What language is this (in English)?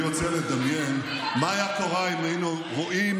Hebrew